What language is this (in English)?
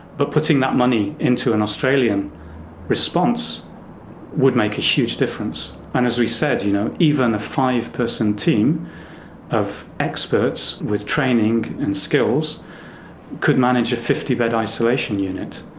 English